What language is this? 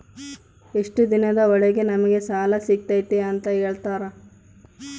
Kannada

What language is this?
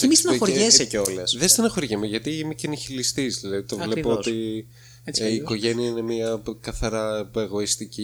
Greek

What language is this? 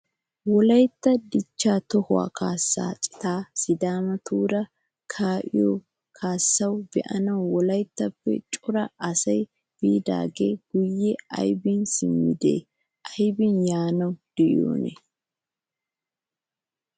Wolaytta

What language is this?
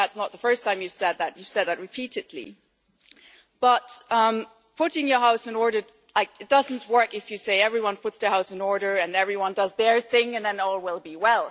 English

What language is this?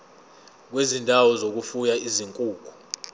Zulu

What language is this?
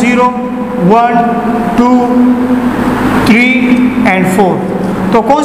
Hindi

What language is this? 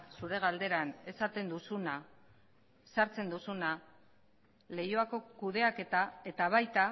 Basque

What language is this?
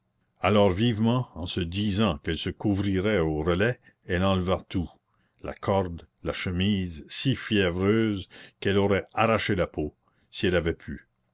French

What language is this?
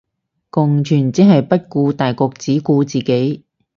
Cantonese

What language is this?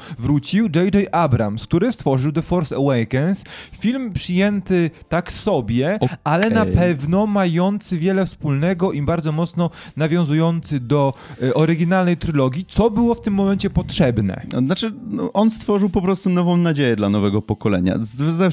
Polish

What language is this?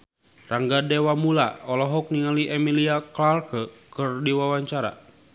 Sundanese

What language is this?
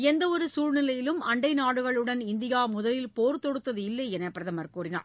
Tamil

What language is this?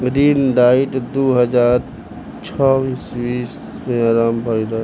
Bhojpuri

